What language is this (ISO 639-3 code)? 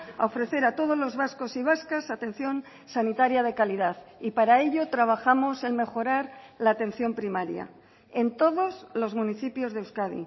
spa